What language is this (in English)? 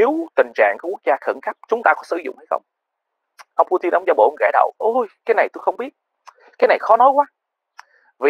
Vietnamese